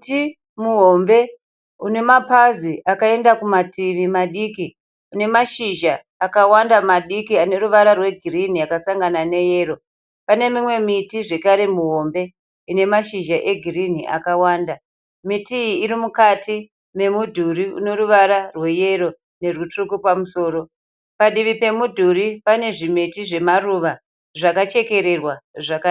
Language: Shona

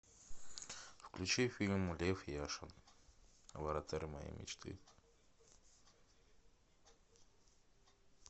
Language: Russian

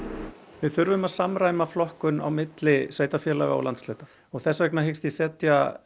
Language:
Icelandic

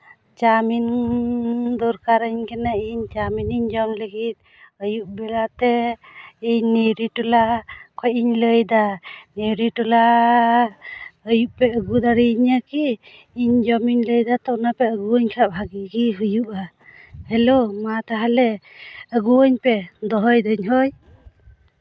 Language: Santali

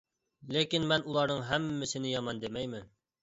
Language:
Uyghur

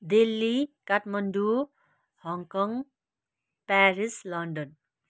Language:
Nepali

